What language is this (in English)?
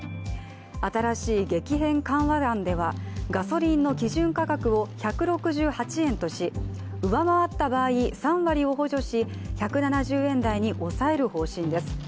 Japanese